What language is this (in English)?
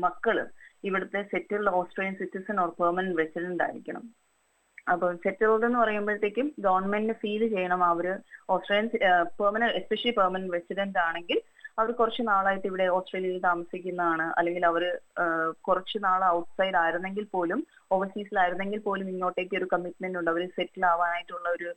Malayalam